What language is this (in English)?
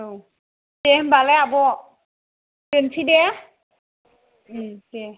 Bodo